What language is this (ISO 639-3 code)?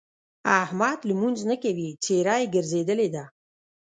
pus